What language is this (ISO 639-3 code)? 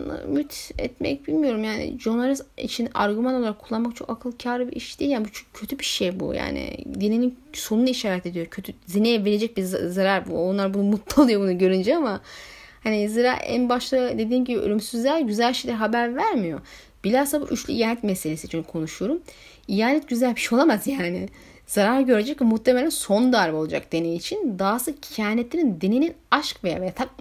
tur